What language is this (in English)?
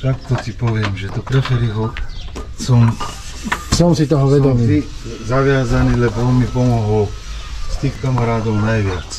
Slovak